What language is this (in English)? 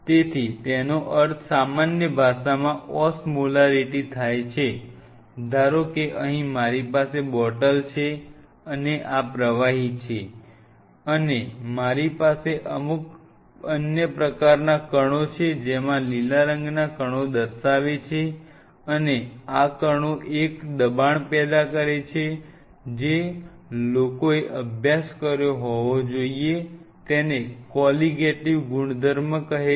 Gujarati